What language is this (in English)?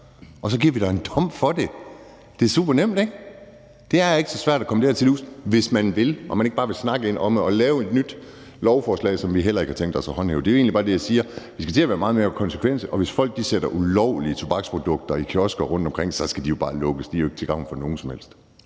Danish